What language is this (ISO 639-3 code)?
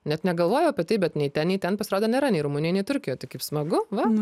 lit